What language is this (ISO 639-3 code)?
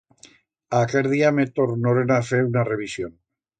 arg